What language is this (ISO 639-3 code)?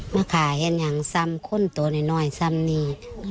tha